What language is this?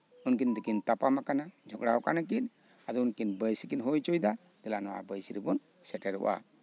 Santali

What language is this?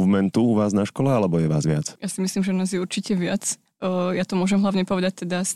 Slovak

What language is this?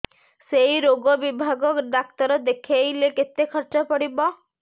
Odia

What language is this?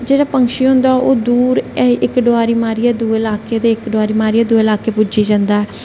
Dogri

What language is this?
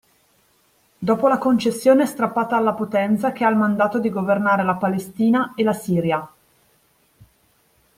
Italian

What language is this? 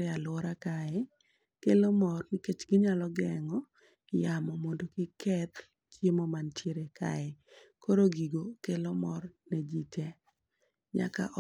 Luo (Kenya and Tanzania)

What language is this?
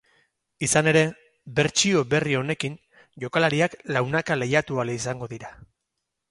Basque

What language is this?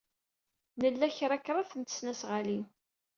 Kabyle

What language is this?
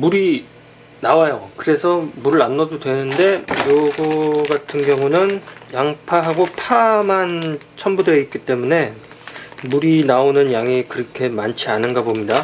Korean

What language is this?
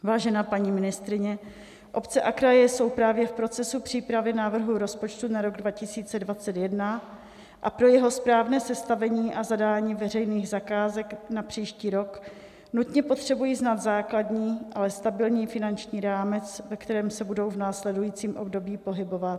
Czech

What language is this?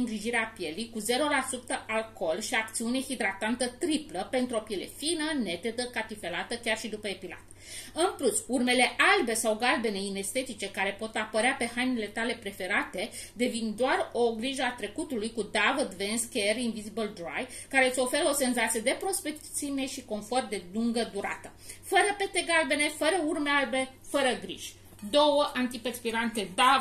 Romanian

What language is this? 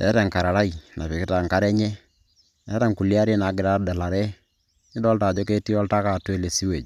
Masai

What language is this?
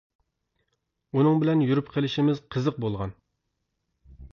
Uyghur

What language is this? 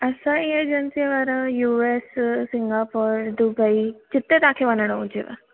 Sindhi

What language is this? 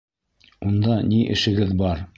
Bashkir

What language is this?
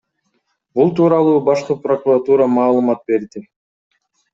Kyrgyz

